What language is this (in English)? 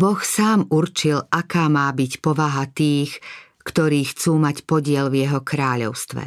Slovak